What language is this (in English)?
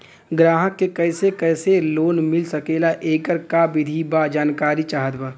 Bhojpuri